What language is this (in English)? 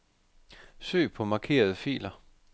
Danish